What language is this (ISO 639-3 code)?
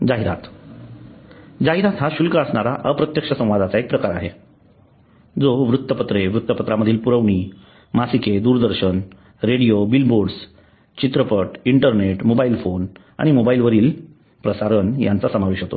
mar